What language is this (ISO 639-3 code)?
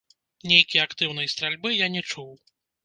bel